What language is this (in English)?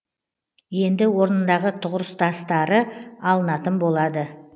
Kazakh